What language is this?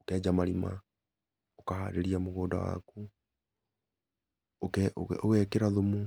Kikuyu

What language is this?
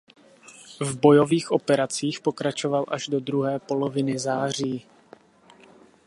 Czech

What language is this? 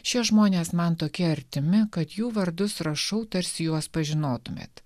Lithuanian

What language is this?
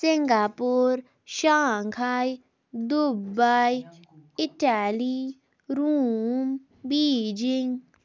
Kashmiri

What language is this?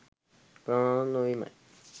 Sinhala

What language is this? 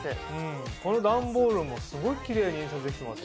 Japanese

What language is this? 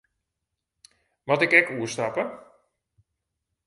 Western Frisian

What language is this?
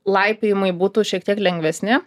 Lithuanian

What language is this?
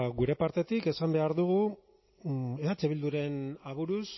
Basque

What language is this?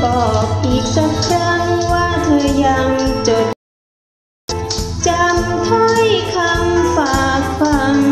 Thai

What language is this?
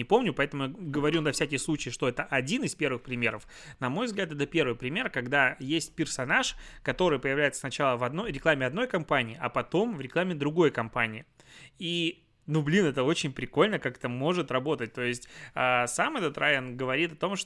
Russian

